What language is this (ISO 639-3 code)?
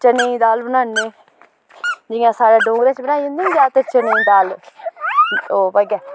doi